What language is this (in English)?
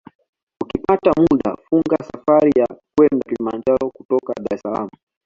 Swahili